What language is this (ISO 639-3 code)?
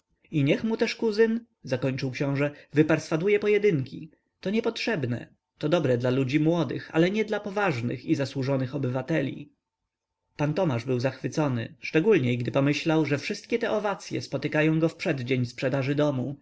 pol